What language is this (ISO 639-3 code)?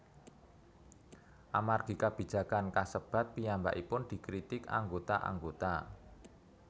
jav